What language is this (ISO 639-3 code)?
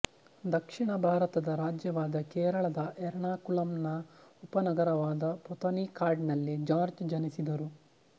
kan